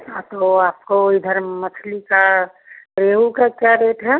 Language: Hindi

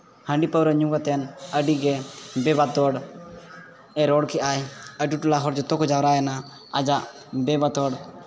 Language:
Santali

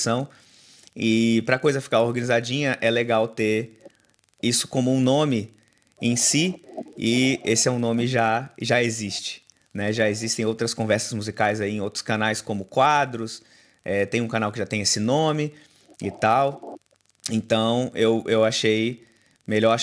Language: Portuguese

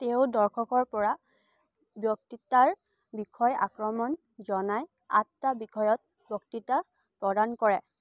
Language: Assamese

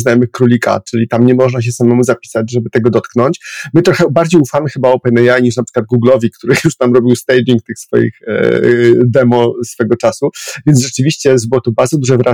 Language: Polish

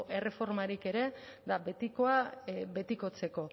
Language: Basque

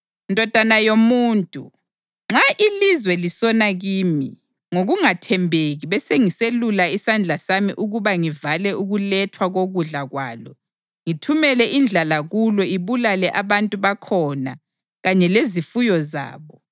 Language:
North Ndebele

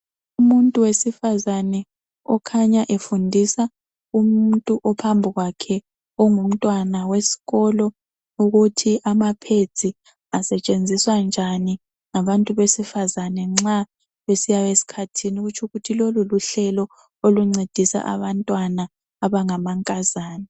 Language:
North Ndebele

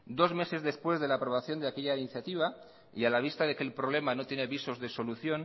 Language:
Spanish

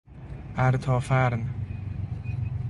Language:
Persian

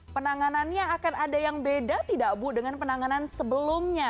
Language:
Indonesian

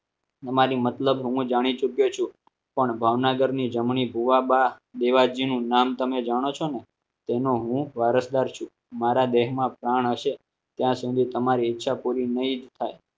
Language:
Gujarati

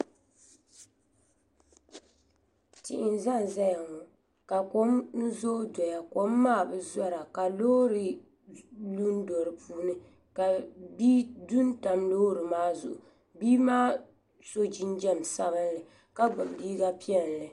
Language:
Dagbani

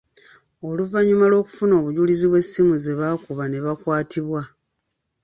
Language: Ganda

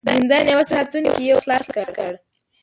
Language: Pashto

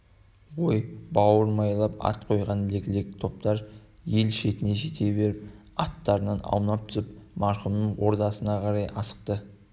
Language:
Kazakh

